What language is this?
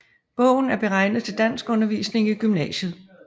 Danish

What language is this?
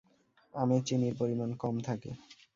Bangla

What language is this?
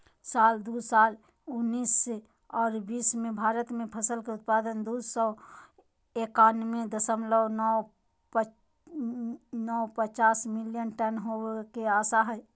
Magahi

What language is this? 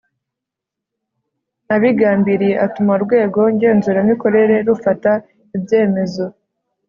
Kinyarwanda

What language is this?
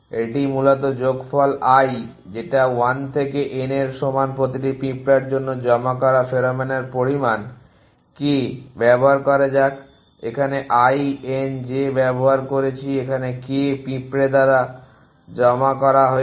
Bangla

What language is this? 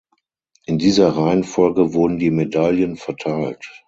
German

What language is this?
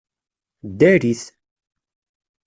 Kabyle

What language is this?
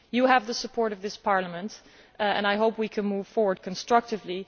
English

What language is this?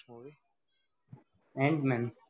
Gujarati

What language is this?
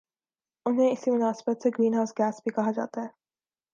Urdu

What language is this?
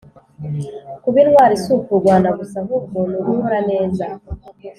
Kinyarwanda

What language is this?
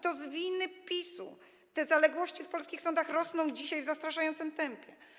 Polish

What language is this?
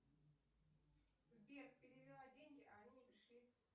Russian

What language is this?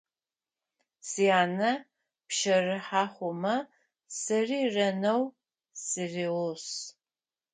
Adyghe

